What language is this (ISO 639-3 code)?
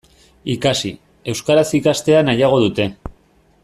eus